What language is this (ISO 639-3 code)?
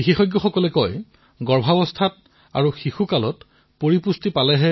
asm